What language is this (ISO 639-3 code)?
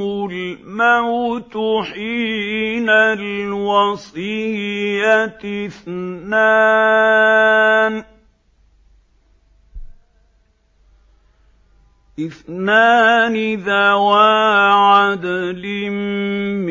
ara